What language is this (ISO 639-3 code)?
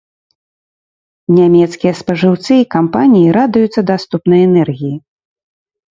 bel